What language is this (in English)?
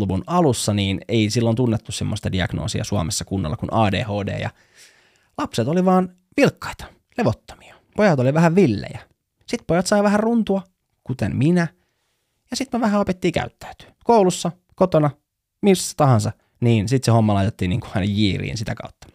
Finnish